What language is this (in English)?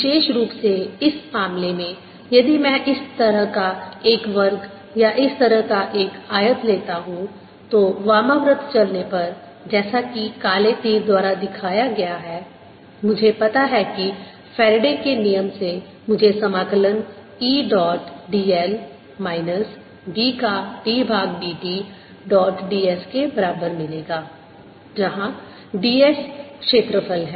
Hindi